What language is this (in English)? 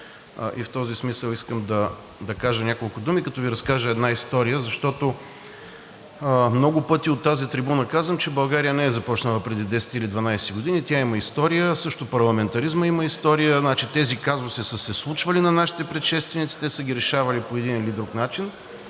Bulgarian